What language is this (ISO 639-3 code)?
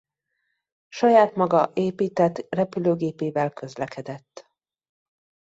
hun